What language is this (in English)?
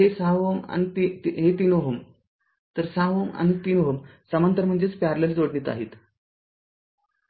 Marathi